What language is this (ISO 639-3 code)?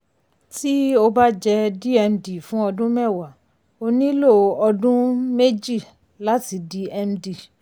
yor